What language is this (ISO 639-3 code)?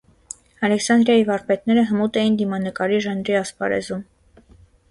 hye